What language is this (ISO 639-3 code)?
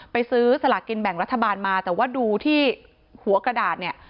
tha